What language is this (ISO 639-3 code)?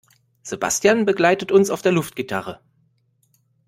deu